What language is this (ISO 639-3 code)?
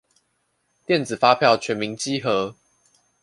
zho